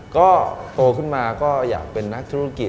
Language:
Thai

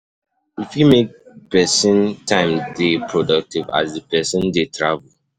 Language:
Nigerian Pidgin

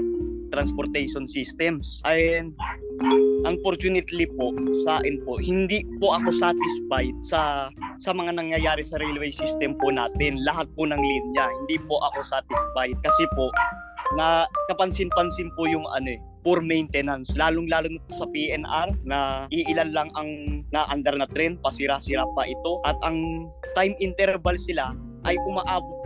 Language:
Filipino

